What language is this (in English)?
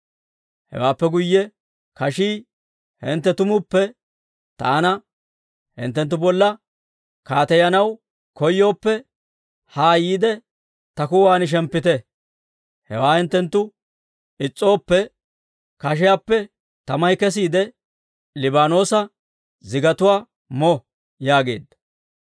Dawro